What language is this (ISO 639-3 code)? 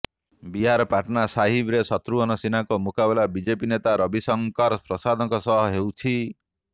ori